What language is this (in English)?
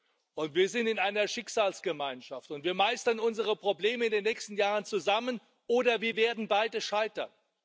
German